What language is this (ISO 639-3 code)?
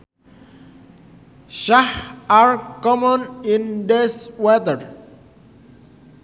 sun